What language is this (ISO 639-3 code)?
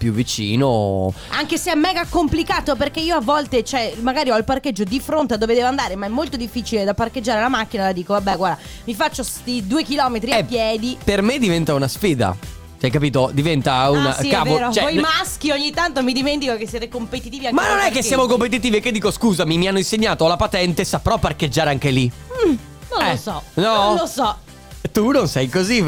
ita